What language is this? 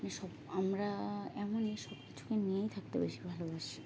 Bangla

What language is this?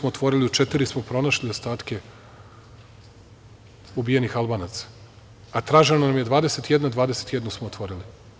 Serbian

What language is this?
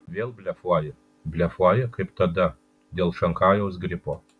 Lithuanian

